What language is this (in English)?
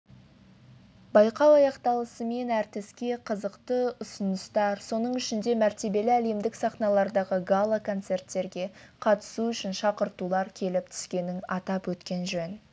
Kazakh